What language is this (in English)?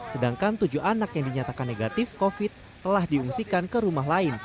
Indonesian